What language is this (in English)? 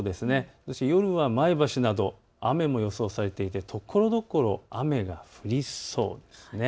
Japanese